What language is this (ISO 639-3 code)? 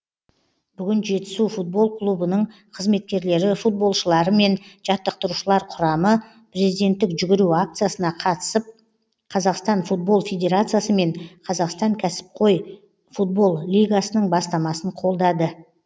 kaz